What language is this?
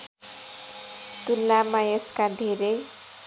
Nepali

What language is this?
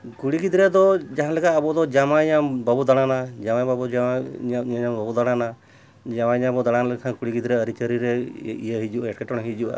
Santali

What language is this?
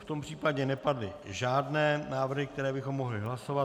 Czech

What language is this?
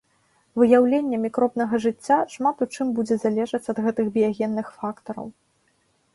Belarusian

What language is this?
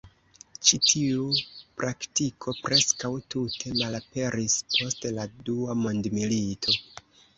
Esperanto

